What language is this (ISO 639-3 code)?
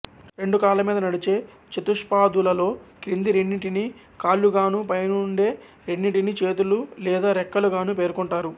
tel